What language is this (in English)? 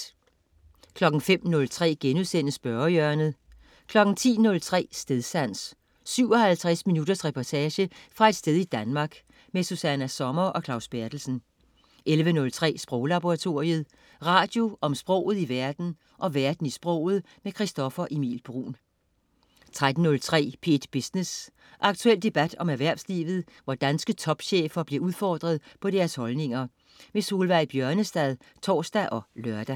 Danish